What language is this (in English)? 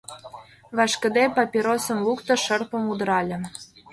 Mari